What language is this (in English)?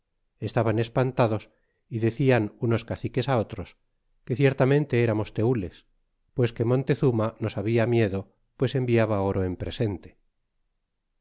Spanish